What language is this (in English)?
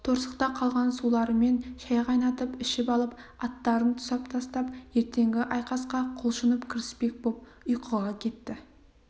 Kazakh